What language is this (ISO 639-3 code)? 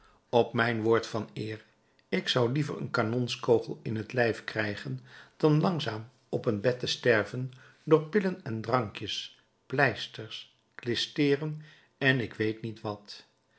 nld